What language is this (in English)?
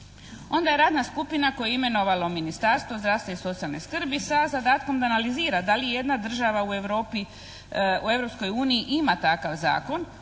Croatian